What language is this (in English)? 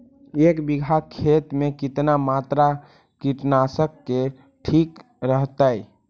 Magahi